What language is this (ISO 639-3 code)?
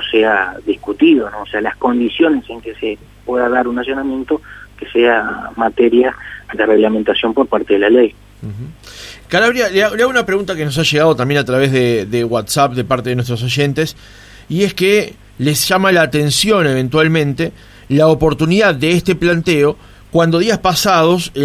spa